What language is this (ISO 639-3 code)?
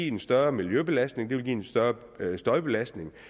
dan